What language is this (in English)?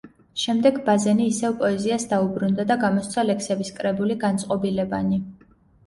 Georgian